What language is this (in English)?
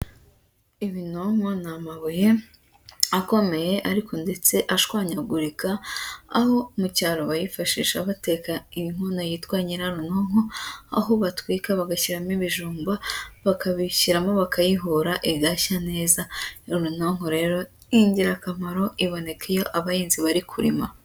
Kinyarwanda